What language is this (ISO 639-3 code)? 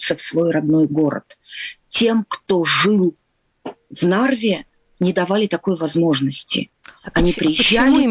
rus